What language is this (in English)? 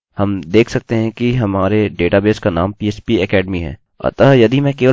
Hindi